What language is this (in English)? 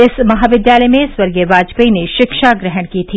Hindi